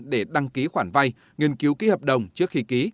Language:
Vietnamese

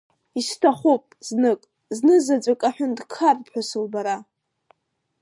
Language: Abkhazian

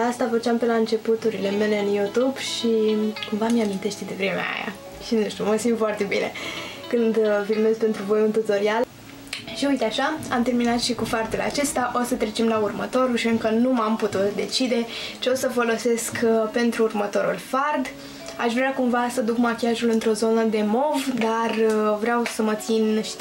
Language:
Romanian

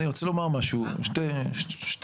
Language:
Hebrew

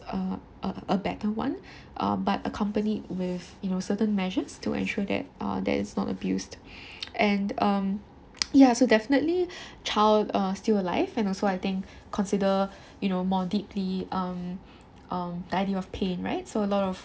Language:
English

